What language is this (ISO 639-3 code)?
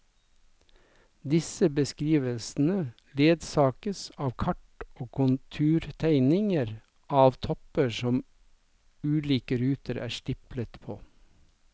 nor